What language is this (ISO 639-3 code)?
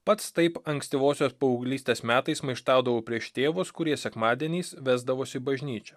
lit